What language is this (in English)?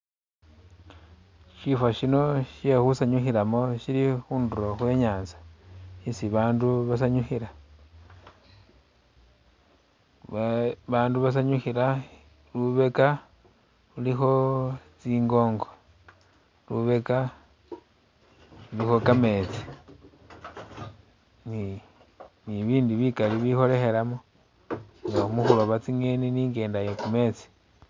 Masaaba